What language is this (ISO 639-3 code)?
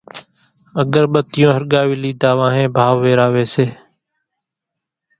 gjk